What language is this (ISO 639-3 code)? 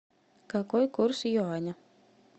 rus